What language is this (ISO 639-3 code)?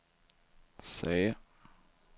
swe